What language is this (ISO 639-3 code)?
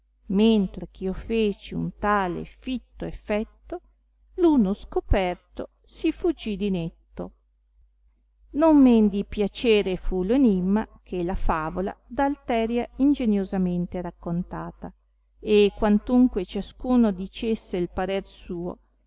ita